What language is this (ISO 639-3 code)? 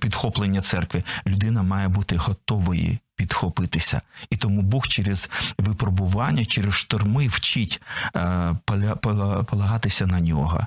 ukr